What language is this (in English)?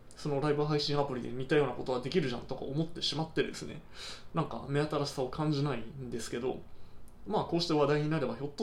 Japanese